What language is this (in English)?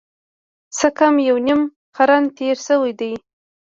Pashto